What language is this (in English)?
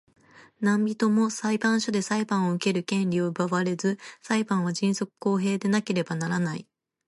Japanese